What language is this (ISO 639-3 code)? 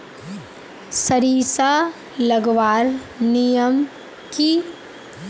mag